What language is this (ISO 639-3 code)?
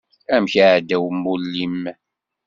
kab